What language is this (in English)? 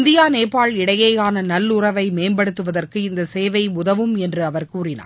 Tamil